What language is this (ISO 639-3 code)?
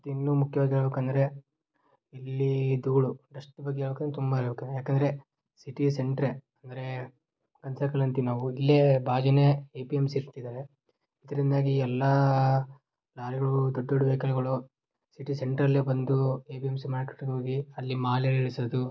kan